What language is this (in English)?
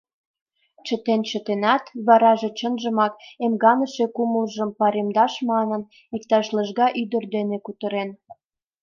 Mari